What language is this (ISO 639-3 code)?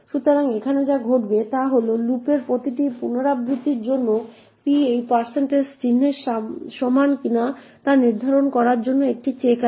ben